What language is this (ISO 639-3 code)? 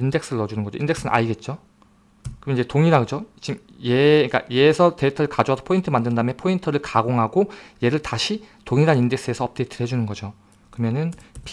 kor